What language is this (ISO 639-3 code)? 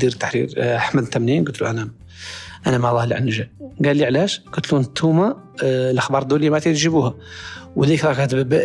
ara